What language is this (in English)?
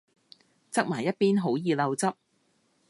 Cantonese